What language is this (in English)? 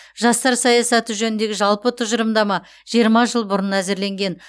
Kazakh